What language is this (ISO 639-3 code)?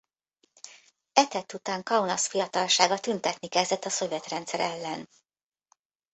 hun